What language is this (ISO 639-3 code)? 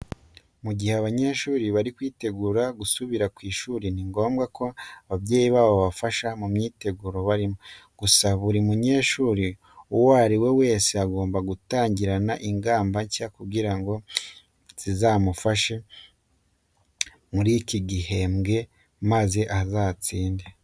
kin